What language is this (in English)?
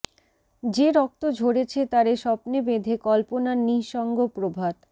Bangla